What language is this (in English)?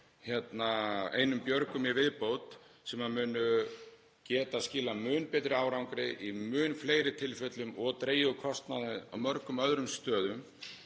Icelandic